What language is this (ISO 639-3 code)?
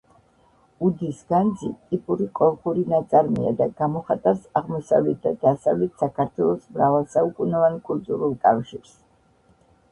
kat